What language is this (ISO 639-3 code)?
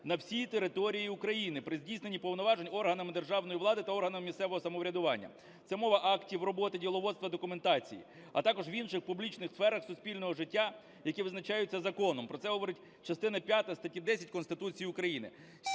ukr